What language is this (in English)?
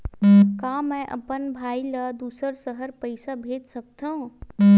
Chhattisgarhi